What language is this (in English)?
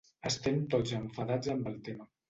Catalan